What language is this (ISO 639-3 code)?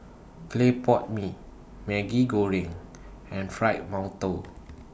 eng